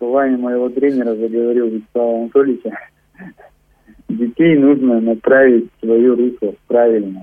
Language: Russian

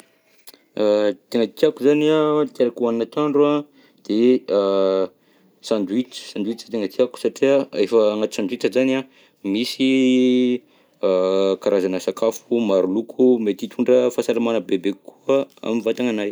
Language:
Southern Betsimisaraka Malagasy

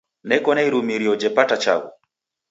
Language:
Taita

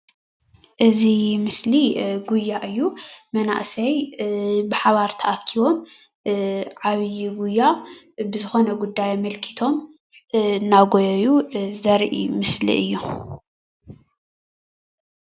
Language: Tigrinya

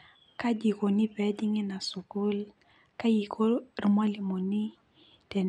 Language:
Masai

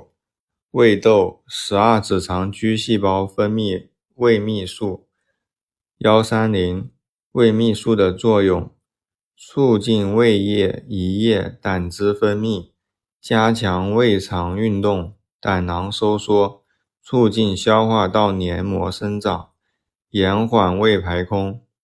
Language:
Chinese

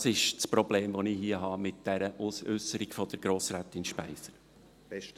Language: Swiss German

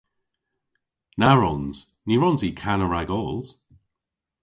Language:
Cornish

